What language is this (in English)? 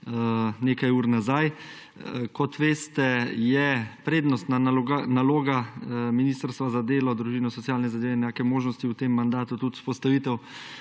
Slovenian